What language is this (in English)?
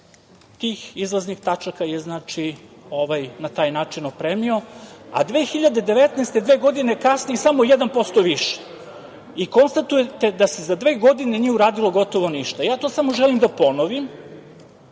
Serbian